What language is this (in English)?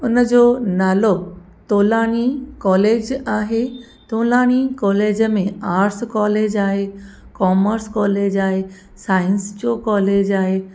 Sindhi